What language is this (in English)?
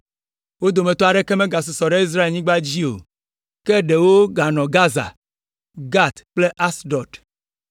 Ewe